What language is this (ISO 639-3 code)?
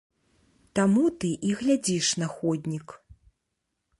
bel